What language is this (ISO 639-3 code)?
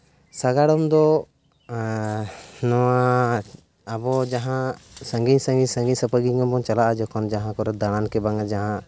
sat